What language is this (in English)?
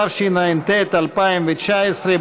Hebrew